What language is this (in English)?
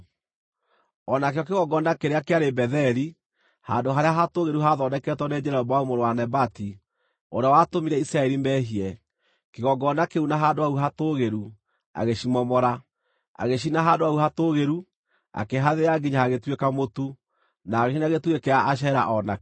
Kikuyu